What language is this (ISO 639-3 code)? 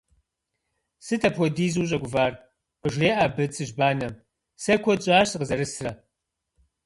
kbd